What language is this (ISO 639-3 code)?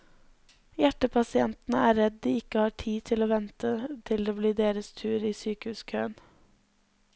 nor